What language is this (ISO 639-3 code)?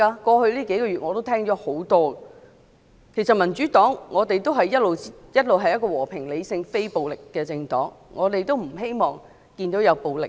yue